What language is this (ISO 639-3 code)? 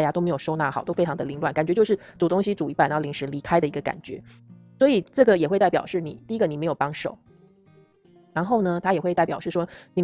zho